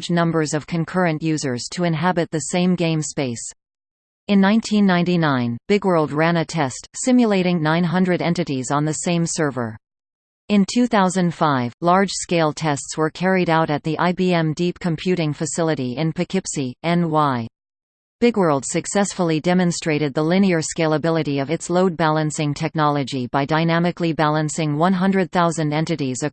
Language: English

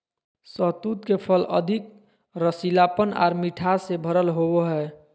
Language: Magahi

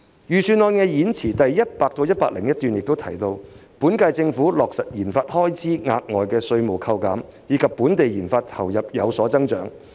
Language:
Cantonese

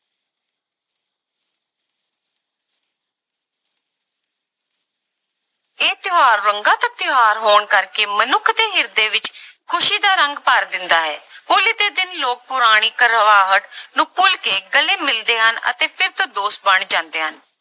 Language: Punjabi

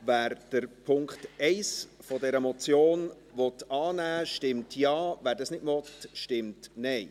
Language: Swiss German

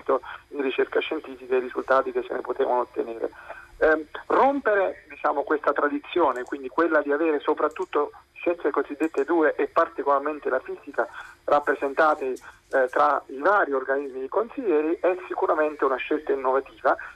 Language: Italian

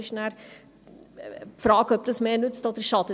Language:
Swiss German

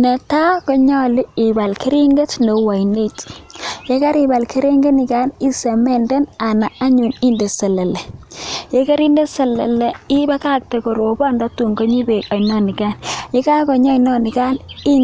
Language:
Kalenjin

